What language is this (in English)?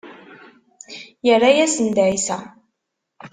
Kabyle